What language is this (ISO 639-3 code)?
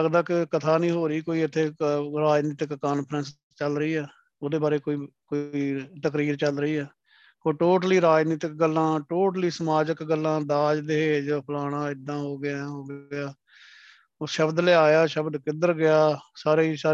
pan